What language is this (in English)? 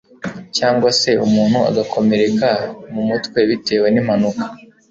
Kinyarwanda